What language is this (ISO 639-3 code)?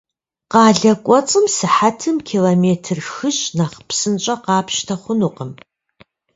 kbd